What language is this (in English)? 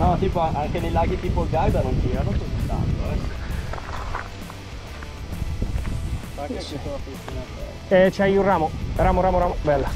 Italian